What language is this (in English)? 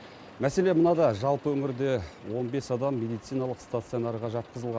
Kazakh